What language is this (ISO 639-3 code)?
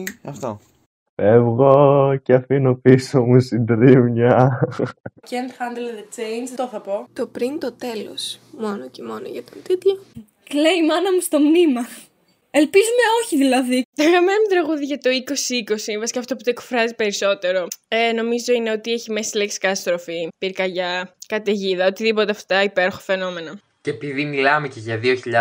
ell